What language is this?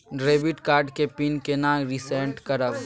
Maithili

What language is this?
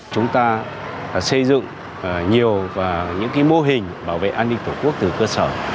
Vietnamese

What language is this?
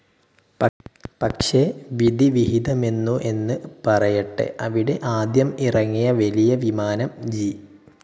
Malayalam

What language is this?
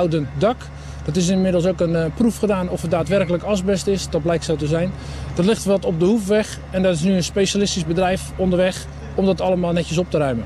Dutch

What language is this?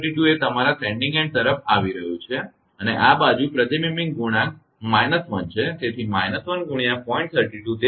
Gujarati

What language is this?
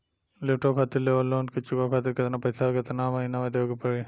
Bhojpuri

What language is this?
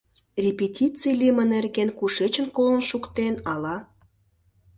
Mari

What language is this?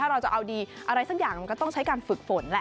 Thai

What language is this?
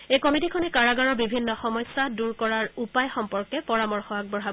Assamese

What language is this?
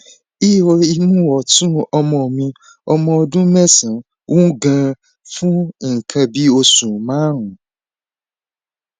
Yoruba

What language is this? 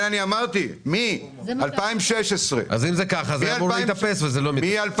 Hebrew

